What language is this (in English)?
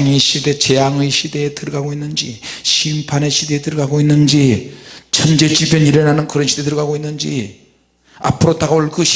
Korean